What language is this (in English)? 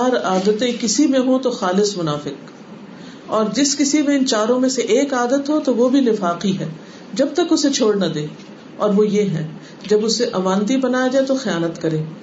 Urdu